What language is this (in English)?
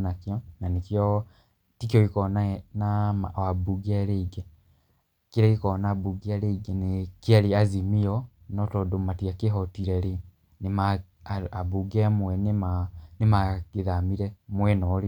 Kikuyu